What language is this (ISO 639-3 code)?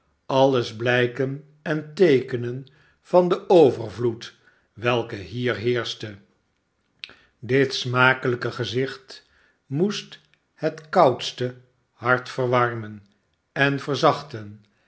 nld